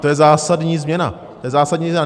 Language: Czech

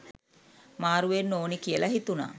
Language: Sinhala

